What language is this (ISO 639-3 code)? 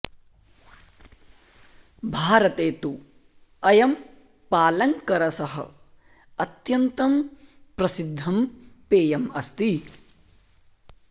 san